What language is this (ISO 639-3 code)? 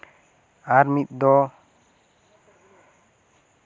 sat